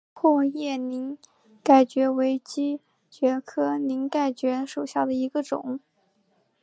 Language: Chinese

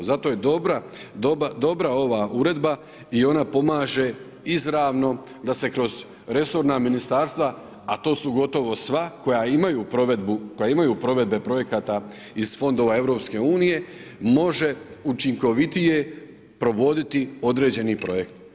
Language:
Croatian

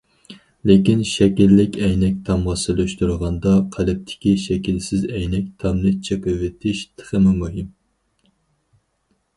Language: Uyghur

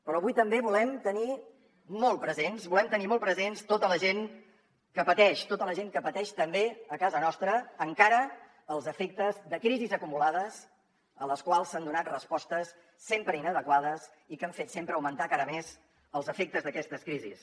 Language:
Catalan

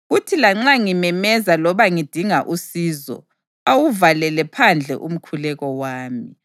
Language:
North Ndebele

